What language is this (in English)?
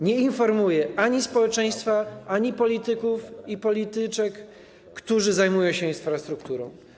Polish